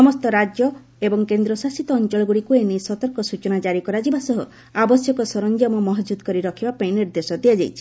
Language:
Odia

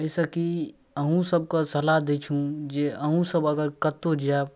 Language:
Maithili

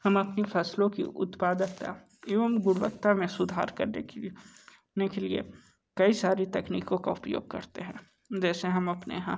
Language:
Hindi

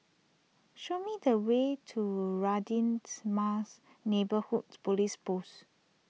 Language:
English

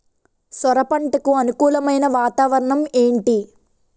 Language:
Telugu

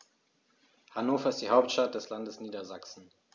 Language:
German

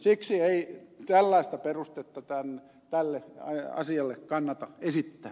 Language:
Finnish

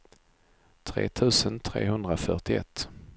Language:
Swedish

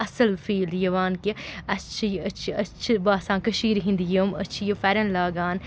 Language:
Kashmiri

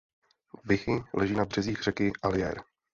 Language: Czech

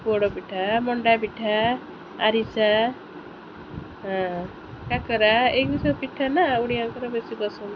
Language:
Odia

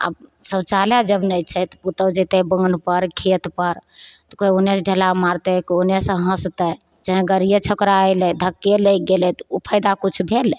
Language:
Maithili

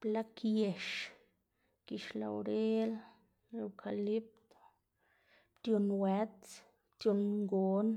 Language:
Xanaguía Zapotec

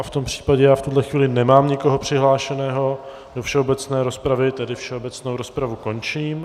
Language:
Czech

